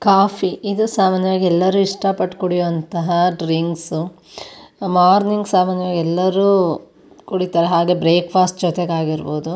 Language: Kannada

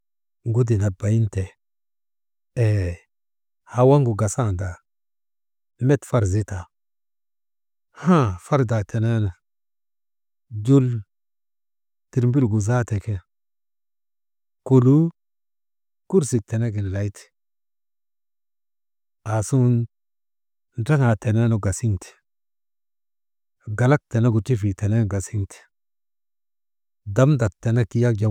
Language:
Maba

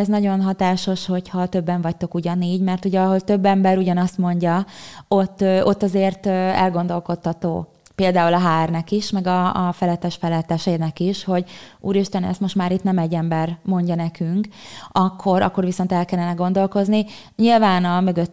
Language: Hungarian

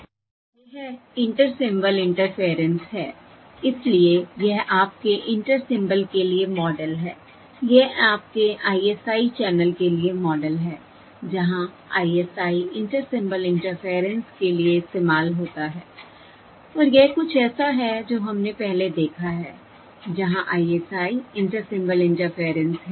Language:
Hindi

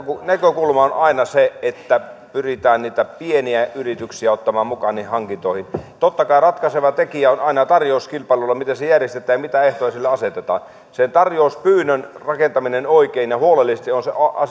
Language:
Finnish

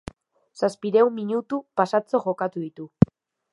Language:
Basque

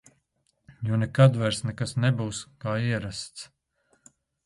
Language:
Latvian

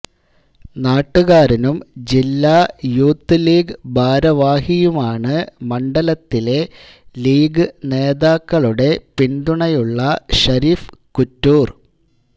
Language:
Malayalam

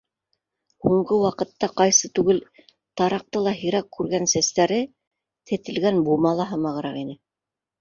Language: Bashkir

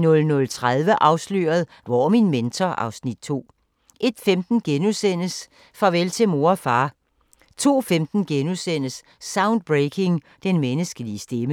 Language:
Danish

